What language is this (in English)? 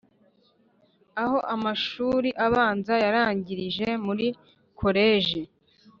Kinyarwanda